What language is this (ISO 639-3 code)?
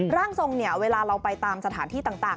tha